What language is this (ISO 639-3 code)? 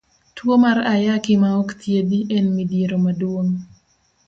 luo